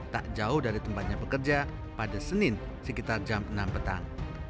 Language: Indonesian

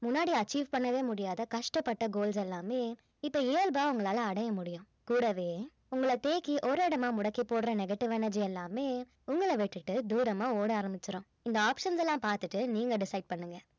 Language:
Tamil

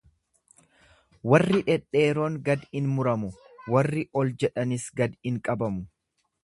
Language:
Oromo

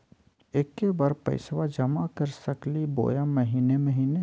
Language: Magahi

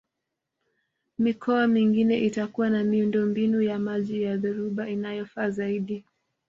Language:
Swahili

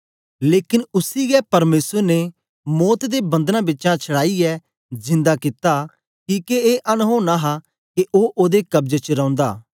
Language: Dogri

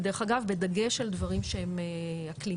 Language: Hebrew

